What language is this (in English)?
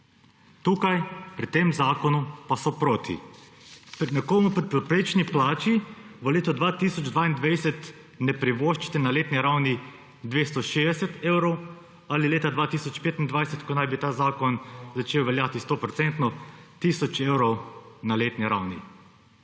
Slovenian